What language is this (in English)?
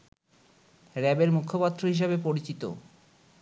Bangla